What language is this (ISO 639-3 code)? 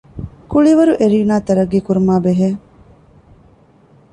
div